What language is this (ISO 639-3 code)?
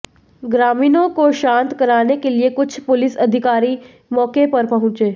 hin